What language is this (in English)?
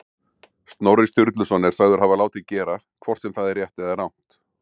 Icelandic